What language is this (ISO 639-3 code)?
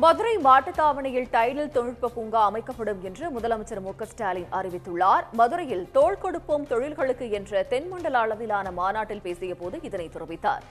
ron